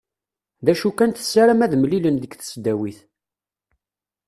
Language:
Kabyle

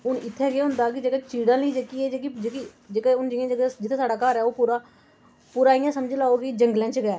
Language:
Dogri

